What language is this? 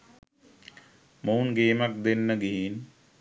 Sinhala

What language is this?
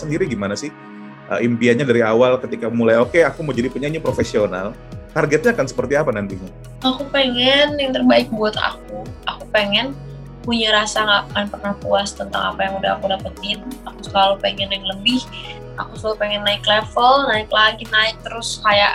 Indonesian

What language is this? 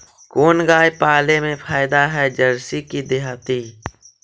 Magahi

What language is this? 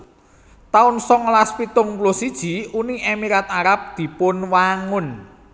Javanese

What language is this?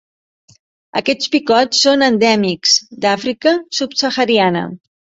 Catalan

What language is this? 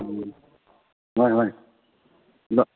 Manipuri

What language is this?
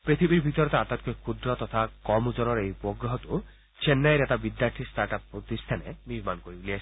Assamese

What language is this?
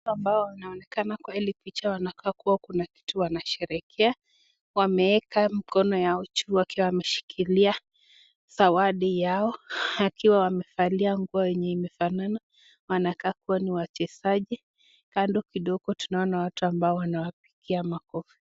Swahili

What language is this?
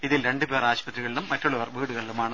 Malayalam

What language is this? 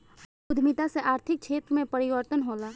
Bhojpuri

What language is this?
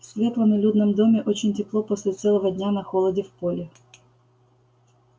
Russian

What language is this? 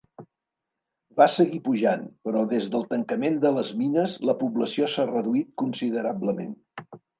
Catalan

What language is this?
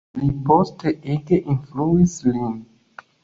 Esperanto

